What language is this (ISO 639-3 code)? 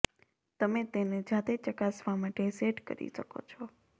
guj